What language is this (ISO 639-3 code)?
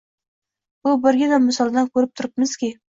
uzb